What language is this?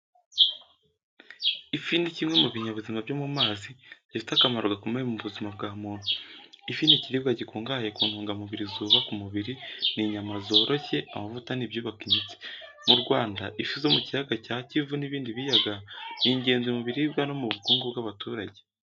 Kinyarwanda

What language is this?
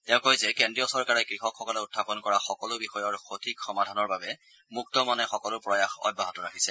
Assamese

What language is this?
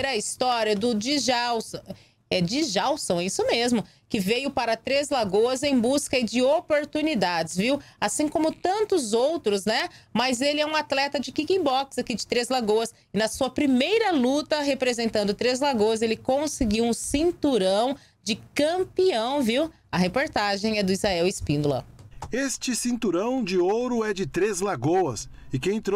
Portuguese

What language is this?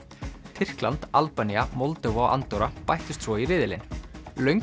Icelandic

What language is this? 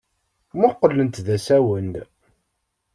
Kabyle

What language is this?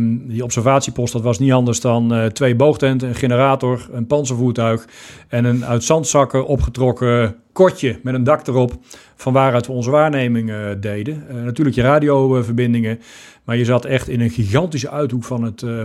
Dutch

